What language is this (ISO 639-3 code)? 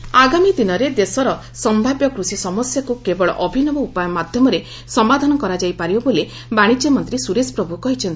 ori